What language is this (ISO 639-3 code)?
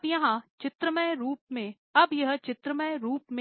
hin